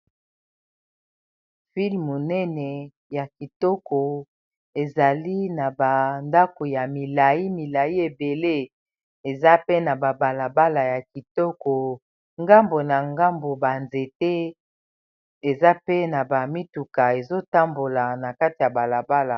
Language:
Lingala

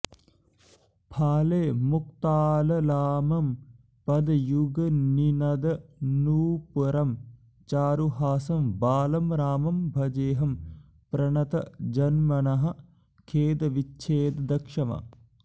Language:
Sanskrit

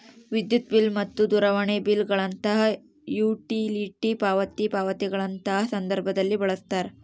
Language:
Kannada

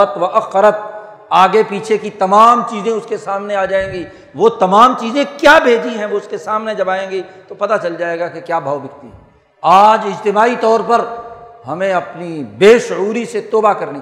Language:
Urdu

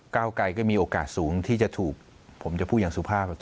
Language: Thai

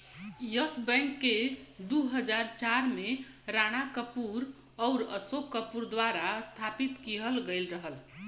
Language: Bhojpuri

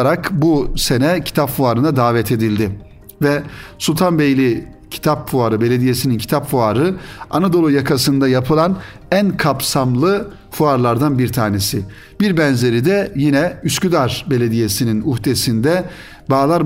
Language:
Turkish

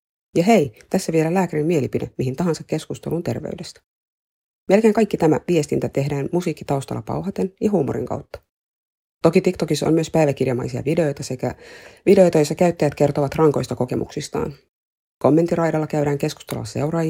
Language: Finnish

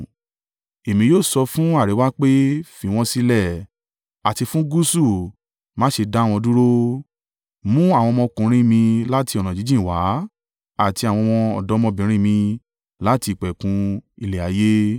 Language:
Yoruba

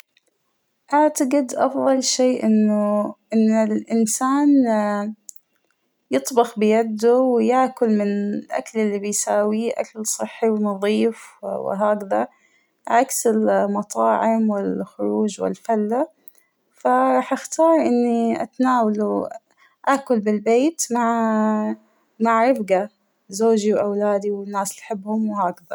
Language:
Hijazi Arabic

